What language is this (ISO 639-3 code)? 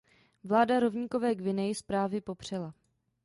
ces